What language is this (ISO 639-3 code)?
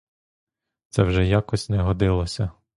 ukr